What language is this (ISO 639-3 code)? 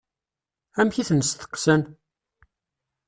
kab